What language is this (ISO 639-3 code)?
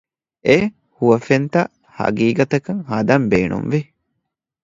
div